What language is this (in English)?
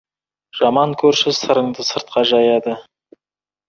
Kazakh